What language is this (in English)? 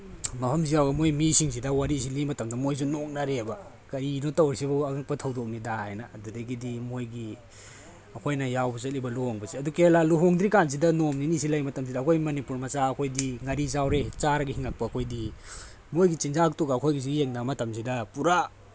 Manipuri